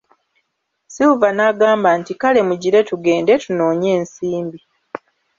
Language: Ganda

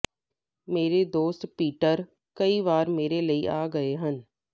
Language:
Punjabi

